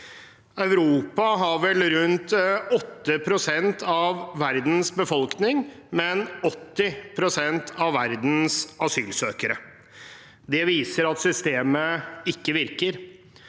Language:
Norwegian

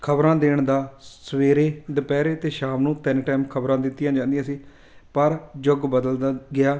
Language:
Punjabi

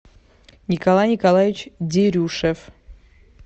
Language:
Russian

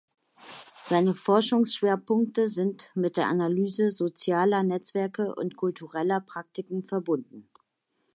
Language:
German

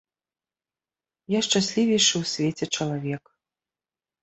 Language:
Belarusian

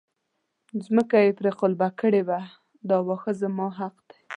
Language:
Pashto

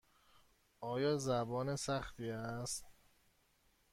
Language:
Persian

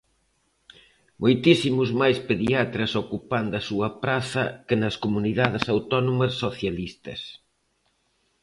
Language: Galician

